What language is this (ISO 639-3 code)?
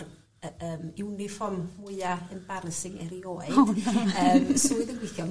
cym